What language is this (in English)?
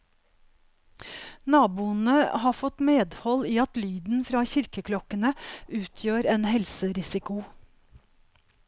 Norwegian